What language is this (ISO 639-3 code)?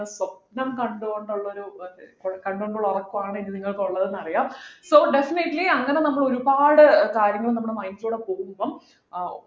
mal